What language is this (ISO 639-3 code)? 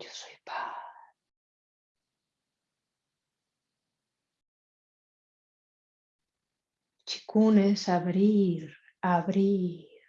spa